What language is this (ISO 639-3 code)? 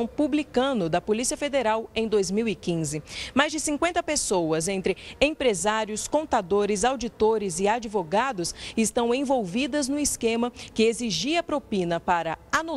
por